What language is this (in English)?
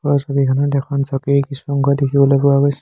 Assamese